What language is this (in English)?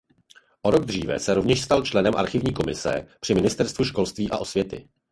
Czech